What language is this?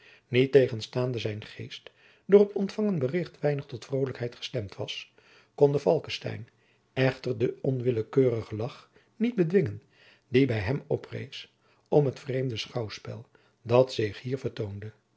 Dutch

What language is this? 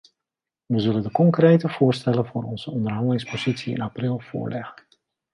Dutch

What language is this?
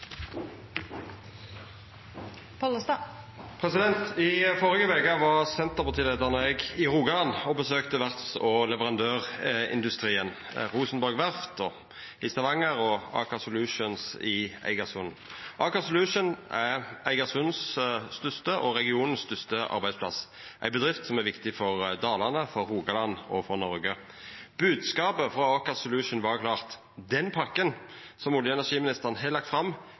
Norwegian Nynorsk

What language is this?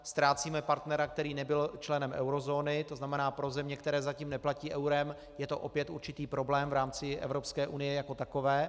Czech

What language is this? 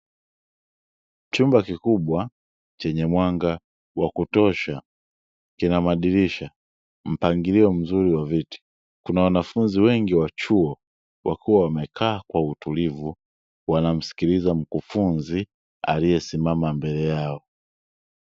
Swahili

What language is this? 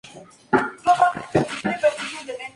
Spanish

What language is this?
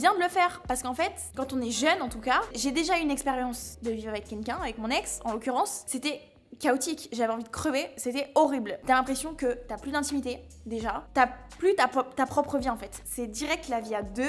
French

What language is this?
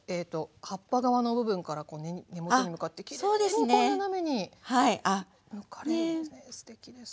Japanese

